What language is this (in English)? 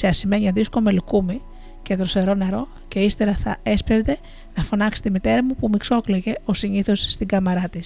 Greek